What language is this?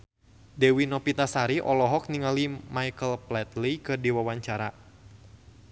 Sundanese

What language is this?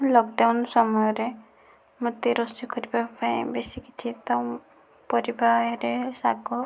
Odia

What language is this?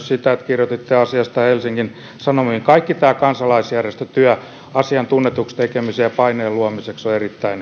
Finnish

